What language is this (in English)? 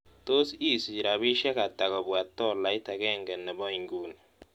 Kalenjin